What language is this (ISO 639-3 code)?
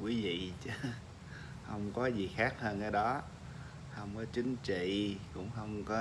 vie